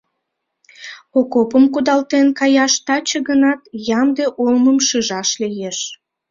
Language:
Mari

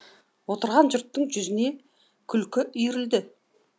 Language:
Kazakh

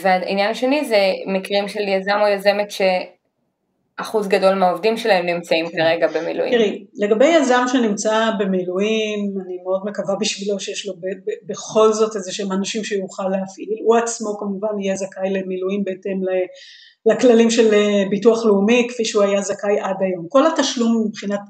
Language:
Hebrew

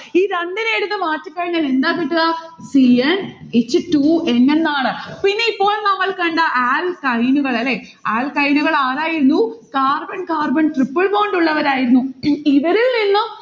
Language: Malayalam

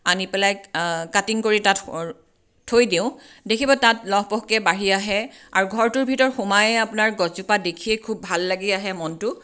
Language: Assamese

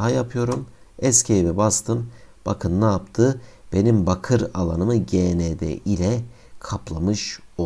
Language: Turkish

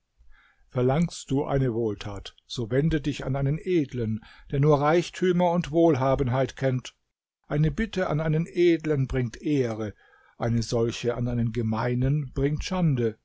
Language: German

